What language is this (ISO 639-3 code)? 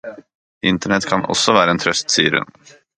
nob